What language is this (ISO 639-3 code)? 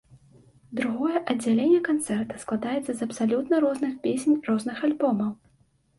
bel